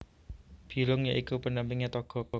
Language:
Javanese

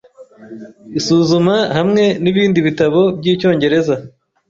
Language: Kinyarwanda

